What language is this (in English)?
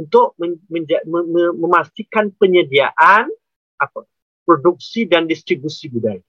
Malay